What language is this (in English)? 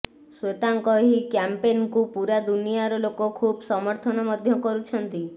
Odia